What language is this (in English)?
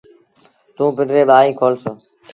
Sindhi Bhil